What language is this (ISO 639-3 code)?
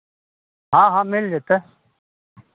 mai